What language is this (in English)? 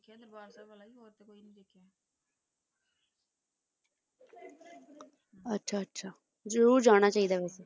Punjabi